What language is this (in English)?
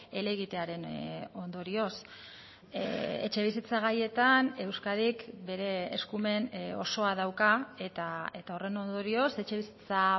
Basque